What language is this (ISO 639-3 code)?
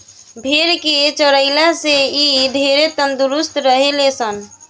bho